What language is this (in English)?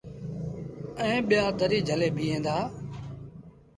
Sindhi Bhil